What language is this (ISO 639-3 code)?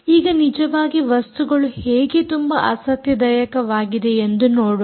kan